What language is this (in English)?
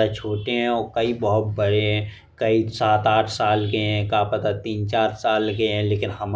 Bundeli